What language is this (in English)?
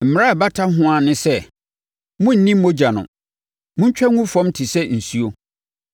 Akan